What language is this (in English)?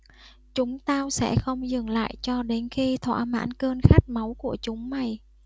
Vietnamese